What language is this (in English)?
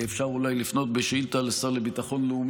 Hebrew